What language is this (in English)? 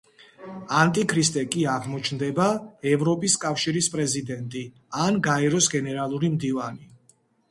Georgian